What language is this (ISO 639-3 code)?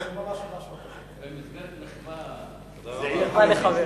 heb